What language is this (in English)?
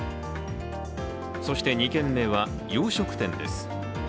Japanese